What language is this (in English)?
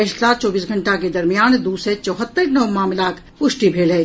Maithili